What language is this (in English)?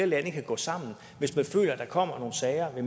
Danish